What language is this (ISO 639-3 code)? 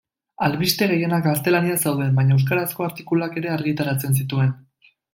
eus